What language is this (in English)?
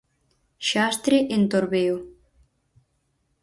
Galician